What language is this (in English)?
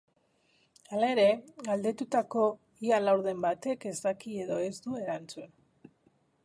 Basque